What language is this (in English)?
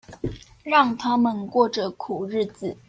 Chinese